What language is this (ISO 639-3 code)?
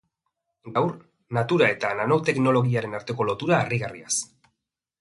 eus